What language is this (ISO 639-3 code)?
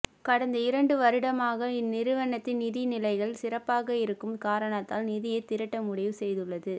tam